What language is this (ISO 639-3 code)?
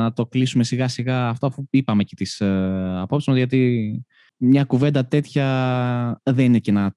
ell